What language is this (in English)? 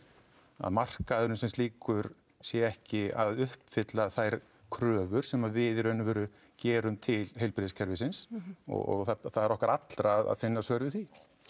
Icelandic